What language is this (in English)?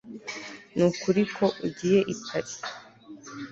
Kinyarwanda